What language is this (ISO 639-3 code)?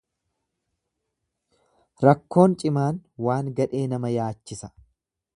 orm